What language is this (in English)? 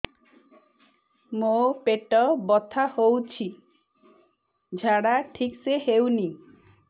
Odia